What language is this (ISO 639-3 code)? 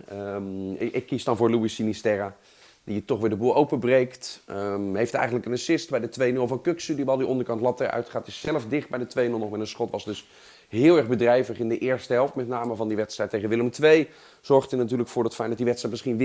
nld